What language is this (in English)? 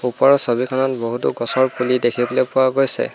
Assamese